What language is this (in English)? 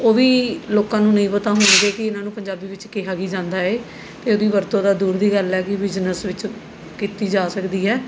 Punjabi